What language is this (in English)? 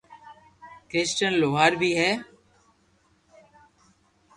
Loarki